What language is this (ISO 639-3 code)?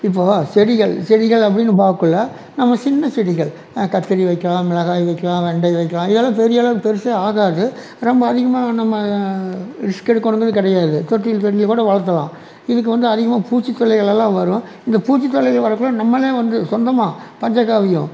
tam